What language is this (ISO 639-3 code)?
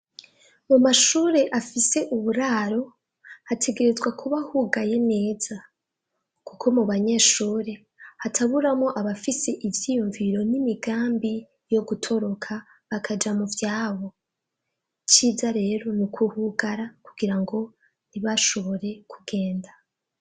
run